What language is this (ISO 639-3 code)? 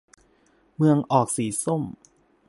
tha